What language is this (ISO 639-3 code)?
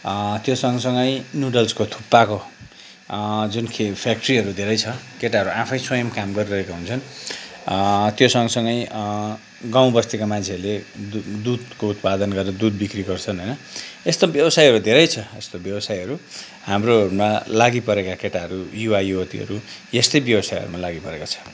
nep